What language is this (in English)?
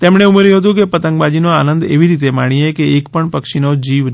Gujarati